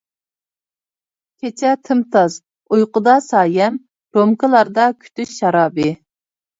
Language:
Uyghur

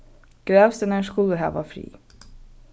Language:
Faroese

